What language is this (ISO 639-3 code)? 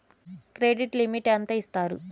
tel